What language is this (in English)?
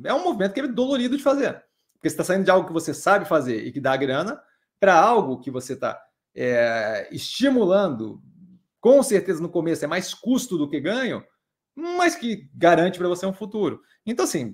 Portuguese